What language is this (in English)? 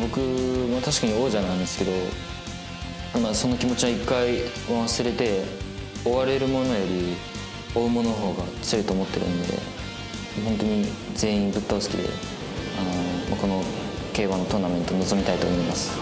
Japanese